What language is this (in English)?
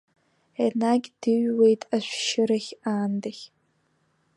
Abkhazian